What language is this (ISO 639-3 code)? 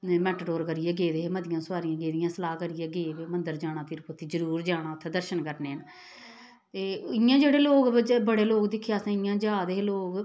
doi